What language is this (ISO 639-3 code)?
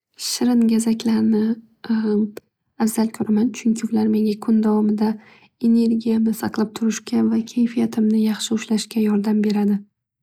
uzb